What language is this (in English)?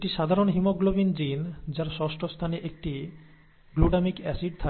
Bangla